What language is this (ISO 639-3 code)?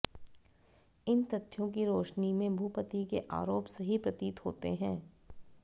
hin